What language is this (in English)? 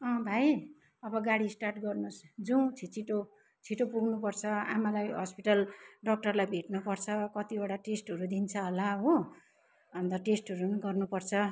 Nepali